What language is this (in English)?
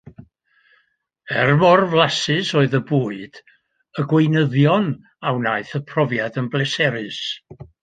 Welsh